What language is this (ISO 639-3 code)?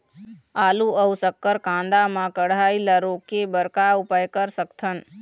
hne